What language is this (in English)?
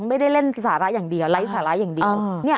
Thai